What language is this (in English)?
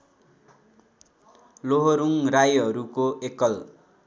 Nepali